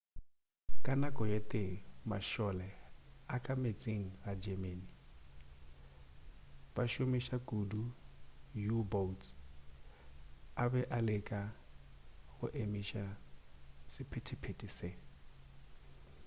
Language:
Northern Sotho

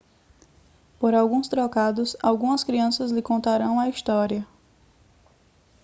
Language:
Portuguese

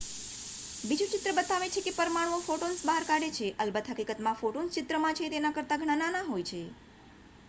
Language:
Gujarati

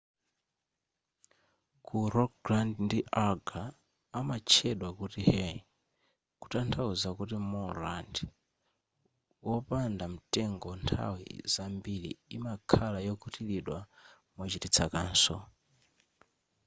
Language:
Nyanja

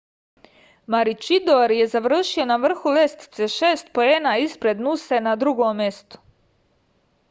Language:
Serbian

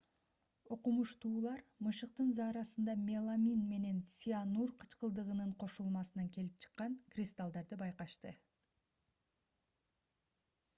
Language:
Kyrgyz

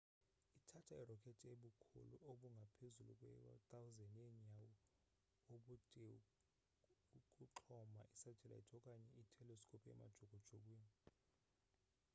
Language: Xhosa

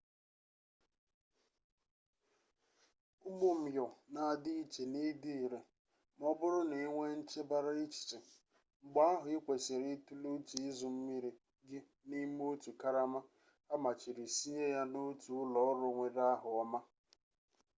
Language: Igbo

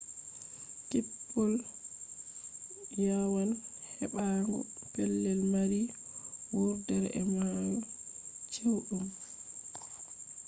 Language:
Fula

